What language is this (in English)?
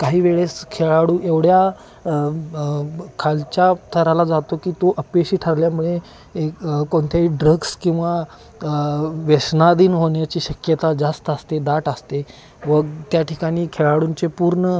Marathi